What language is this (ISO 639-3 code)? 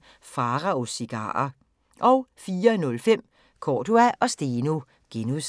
dan